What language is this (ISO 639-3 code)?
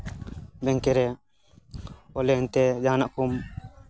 sat